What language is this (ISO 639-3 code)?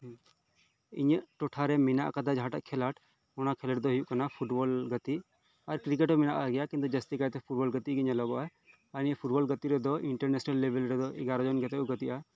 sat